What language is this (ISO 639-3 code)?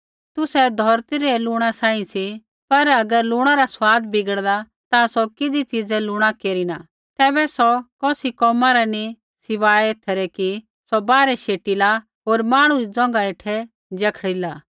kfx